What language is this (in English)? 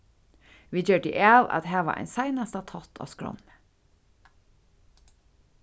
Faroese